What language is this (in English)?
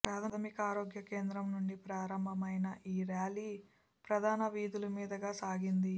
Telugu